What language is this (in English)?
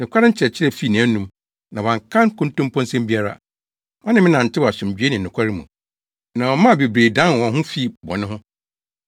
Akan